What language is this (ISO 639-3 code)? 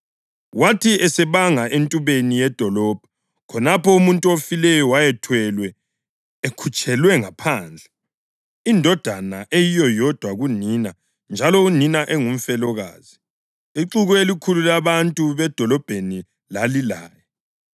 nde